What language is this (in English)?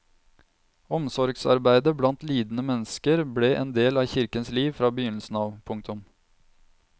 Norwegian